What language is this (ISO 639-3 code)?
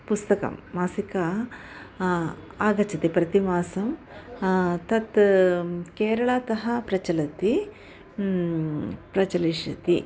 san